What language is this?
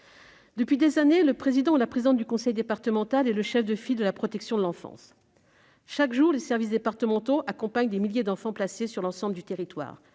French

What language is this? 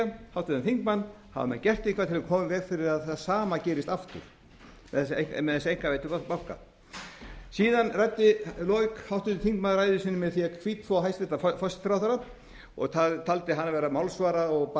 Icelandic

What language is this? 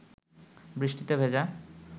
Bangla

